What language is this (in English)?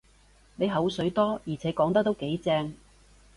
Cantonese